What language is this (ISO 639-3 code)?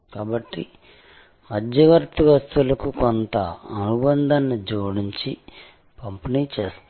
tel